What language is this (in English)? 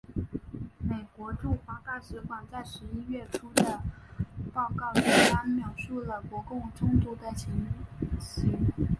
Chinese